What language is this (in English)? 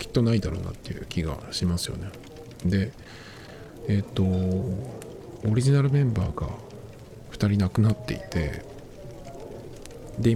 Japanese